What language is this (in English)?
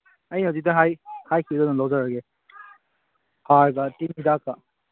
Manipuri